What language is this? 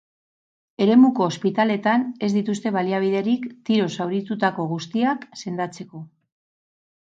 Basque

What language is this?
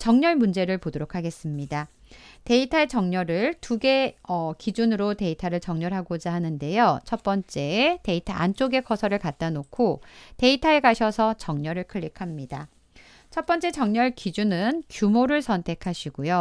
Korean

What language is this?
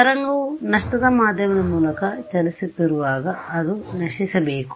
Kannada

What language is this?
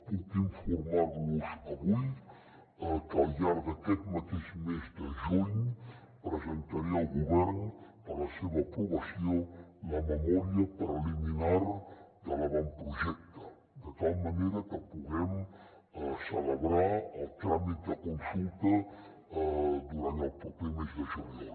Catalan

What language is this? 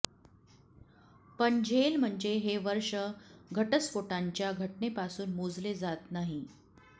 Marathi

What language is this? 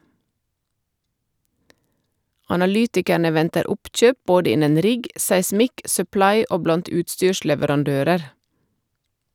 Norwegian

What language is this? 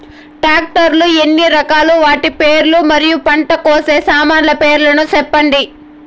Telugu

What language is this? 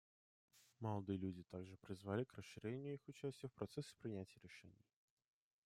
Russian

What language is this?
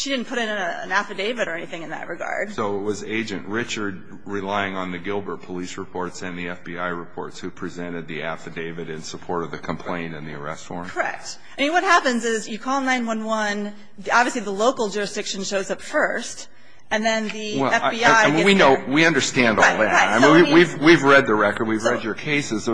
English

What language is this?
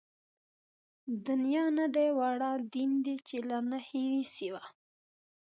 Pashto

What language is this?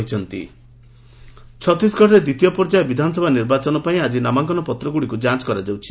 Odia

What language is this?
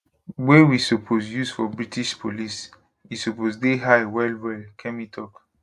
Nigerian Pidgin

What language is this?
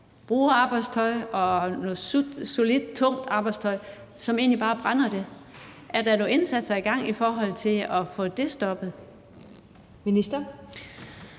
Danish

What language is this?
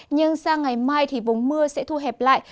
Vietnamese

